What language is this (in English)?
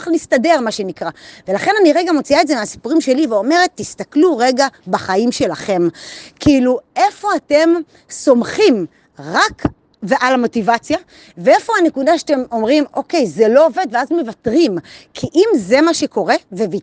Hebrew